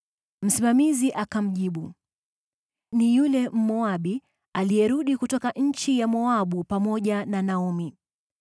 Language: Swahili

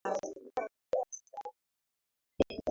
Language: Swahili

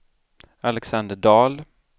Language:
Swedish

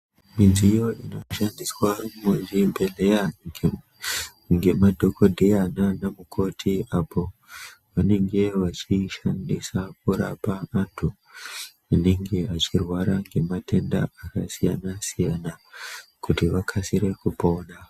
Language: Ndau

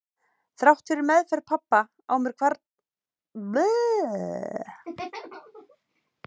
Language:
Icelandic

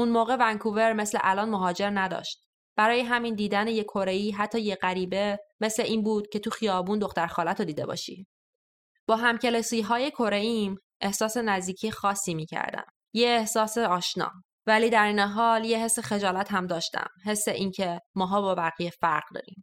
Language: Persian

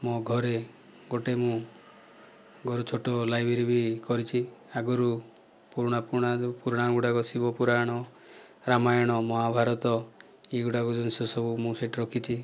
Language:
Odia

